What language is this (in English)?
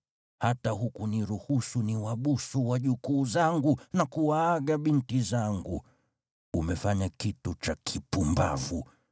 Swahili